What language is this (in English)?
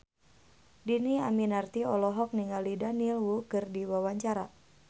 Sundanese